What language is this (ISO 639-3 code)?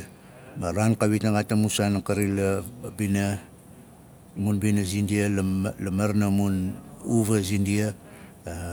nal